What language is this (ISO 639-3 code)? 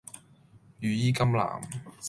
yue